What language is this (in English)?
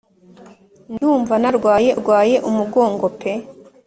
Kinyarwanda